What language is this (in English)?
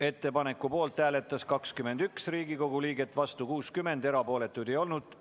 Estonian